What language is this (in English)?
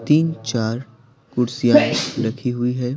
Hindi